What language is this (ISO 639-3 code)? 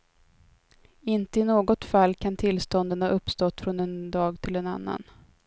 swe